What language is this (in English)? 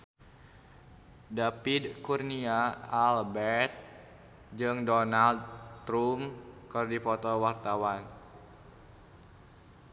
Sundanese